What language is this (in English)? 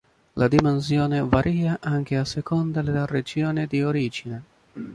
Italian